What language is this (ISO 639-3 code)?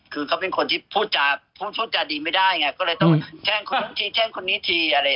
tha